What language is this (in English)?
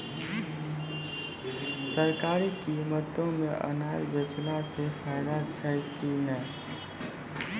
Maithili